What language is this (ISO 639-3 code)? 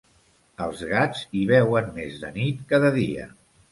cat